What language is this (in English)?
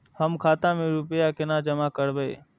Maithili